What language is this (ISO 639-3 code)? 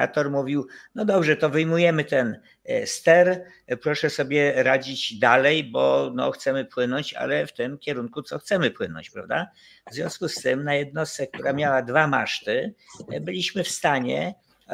pol